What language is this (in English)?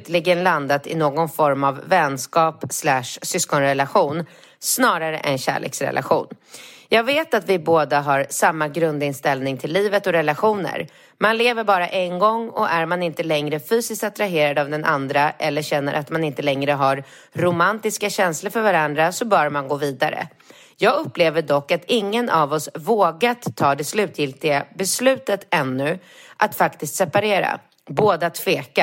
Swedish